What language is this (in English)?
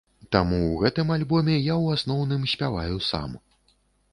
Belarusian